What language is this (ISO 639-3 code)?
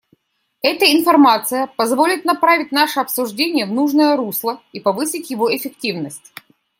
rus